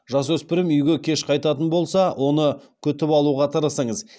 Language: Kazakh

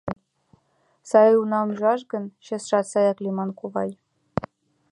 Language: Mari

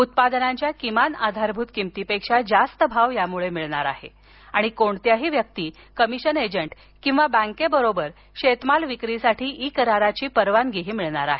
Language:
Marathi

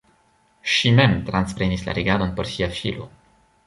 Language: Esperanto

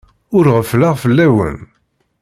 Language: Kabyle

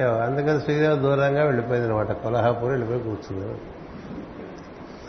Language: Telugu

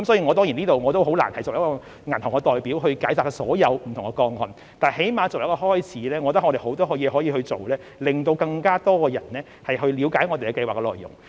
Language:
Cantonese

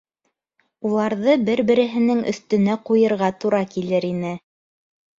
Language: Bashkir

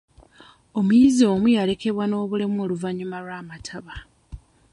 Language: Ganda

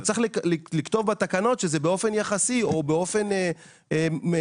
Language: Hebrew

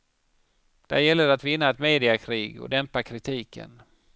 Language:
Swedish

